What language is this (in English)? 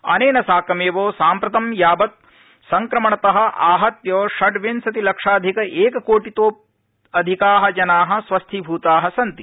Sanskrit